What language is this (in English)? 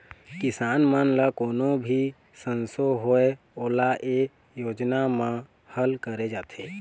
Chhattisgarhi